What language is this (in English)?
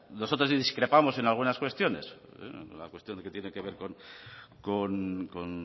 Spanish